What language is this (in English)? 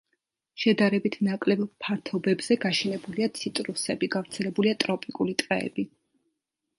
Georgian